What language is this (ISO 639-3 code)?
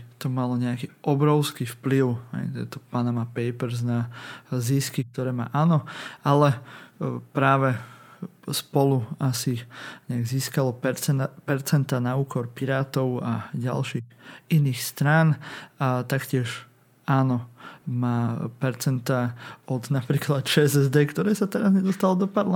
slk